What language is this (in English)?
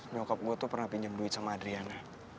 Indonesian